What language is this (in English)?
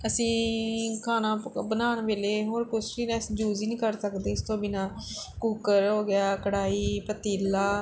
Punjabi